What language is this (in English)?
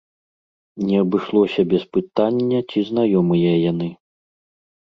Belarusian